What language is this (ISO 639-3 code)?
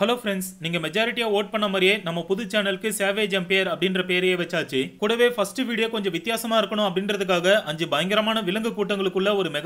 hin